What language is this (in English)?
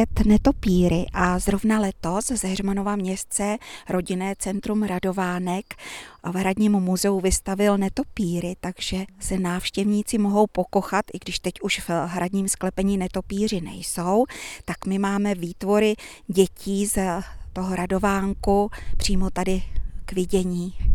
Czech